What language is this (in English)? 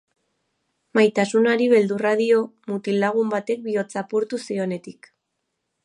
Basque